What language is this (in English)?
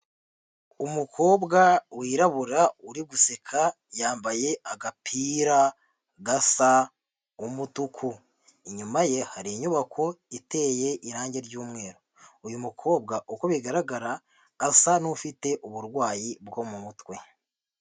Kinyarwanda